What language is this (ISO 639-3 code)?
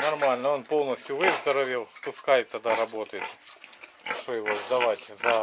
rus